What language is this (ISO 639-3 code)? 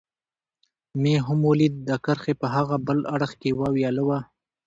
pus